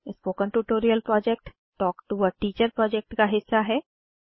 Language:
Hindi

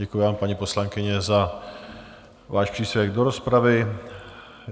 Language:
Czech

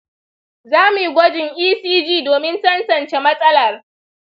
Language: Hausa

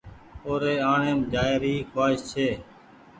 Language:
Goaria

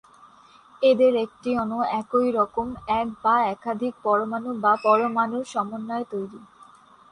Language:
Bangla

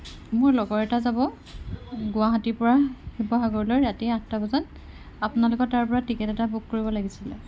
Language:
Assamese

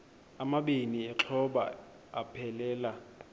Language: Xhosa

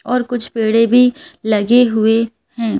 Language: Hindi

